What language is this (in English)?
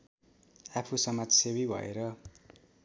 Nepali